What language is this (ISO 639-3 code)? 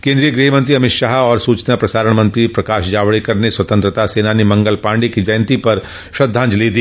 hin